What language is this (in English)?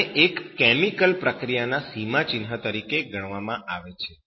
Gujarati